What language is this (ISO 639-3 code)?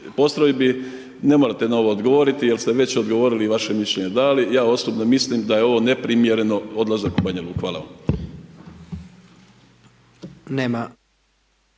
hrv